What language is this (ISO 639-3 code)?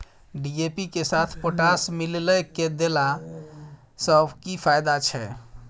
mai